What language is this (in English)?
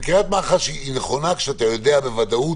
Hebrew